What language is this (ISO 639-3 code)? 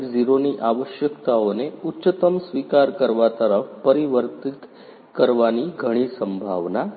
guj